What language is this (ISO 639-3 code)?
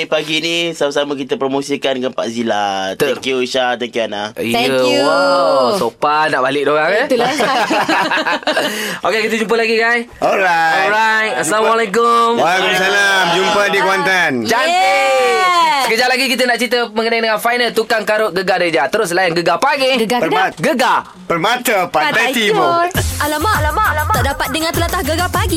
msa